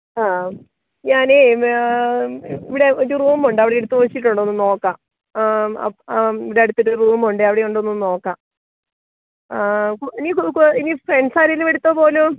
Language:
Malayalam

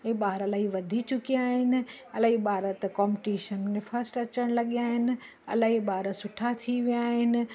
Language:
Sindhi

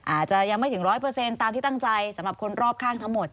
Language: Thai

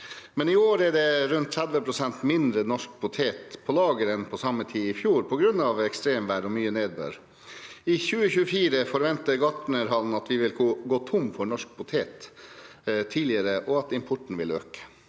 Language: Norwegian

